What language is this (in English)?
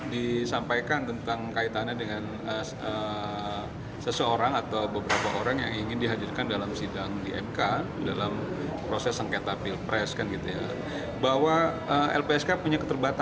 Indonesian